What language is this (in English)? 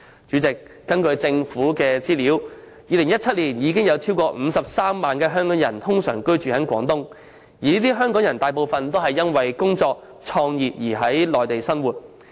Cantonese